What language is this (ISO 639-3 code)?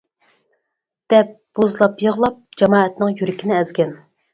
uig